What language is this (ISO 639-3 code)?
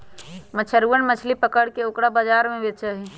mag